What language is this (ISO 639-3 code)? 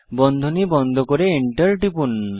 ben